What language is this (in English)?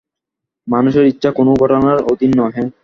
Bangla